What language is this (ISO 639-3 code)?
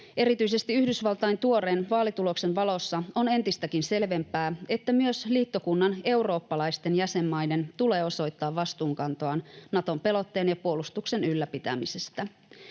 fin